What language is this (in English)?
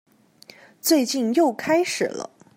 Chinese